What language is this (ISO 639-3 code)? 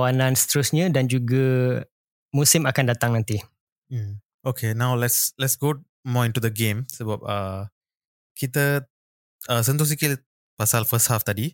msa